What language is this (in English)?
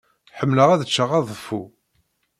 Kabyle